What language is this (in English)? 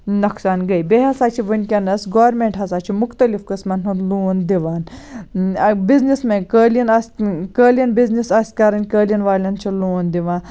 Kashmiri